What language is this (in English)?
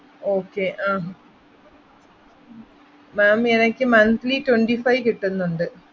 Malayalam